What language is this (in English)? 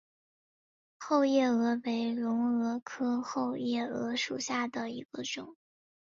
Chinese